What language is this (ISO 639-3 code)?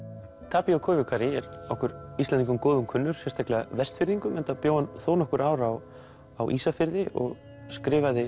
isl